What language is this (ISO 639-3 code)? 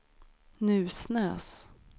swe